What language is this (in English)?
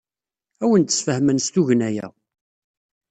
Kabyle